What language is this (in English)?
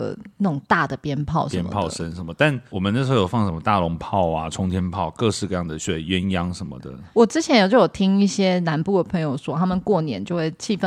Chinese